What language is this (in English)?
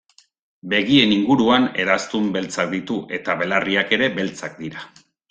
Basque